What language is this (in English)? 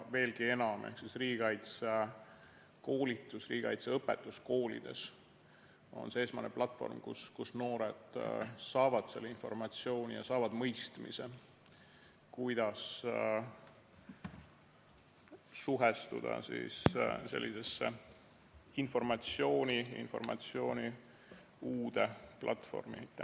Estonian